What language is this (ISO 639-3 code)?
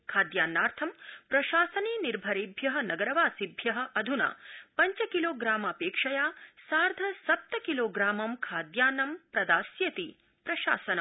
san